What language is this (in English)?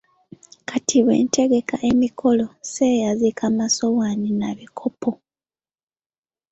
Ganda